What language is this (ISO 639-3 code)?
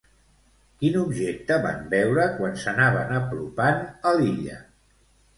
cat